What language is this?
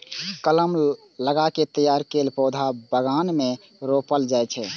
Maithili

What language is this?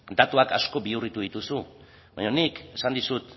Basque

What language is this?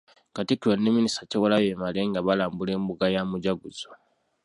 Ganda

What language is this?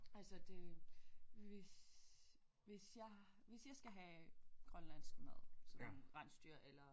Danish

